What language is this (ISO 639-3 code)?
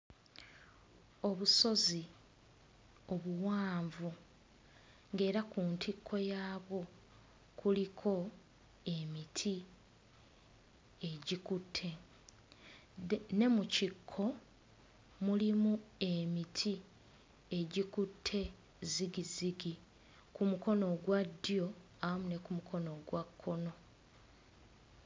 lug